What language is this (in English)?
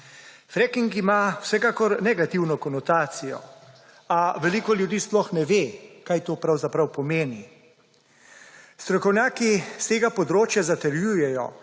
Slovenian